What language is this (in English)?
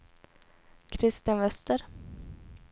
Swedish